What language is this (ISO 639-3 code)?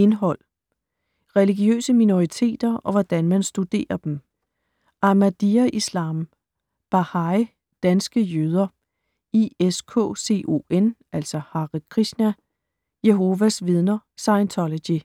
dan